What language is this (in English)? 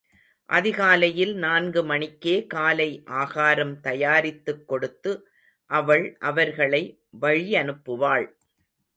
Tamil